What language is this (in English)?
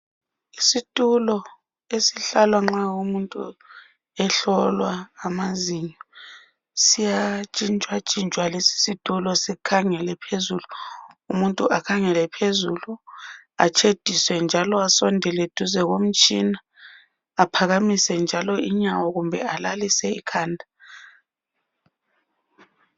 North Ndebele